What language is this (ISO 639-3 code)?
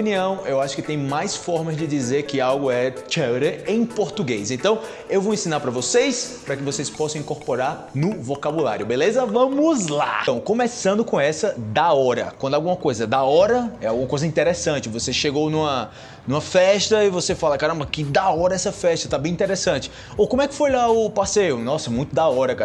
por